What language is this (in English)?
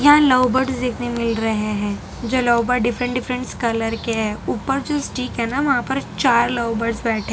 Hindi